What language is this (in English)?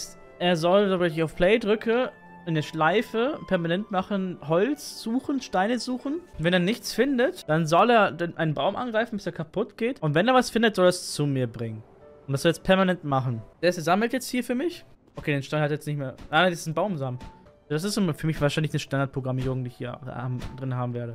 German